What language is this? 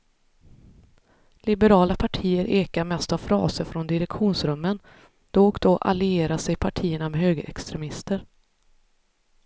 Swedish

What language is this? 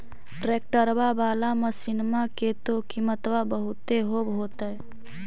Magahi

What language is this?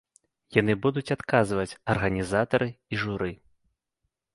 Belarusian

